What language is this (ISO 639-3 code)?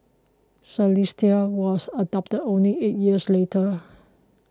eng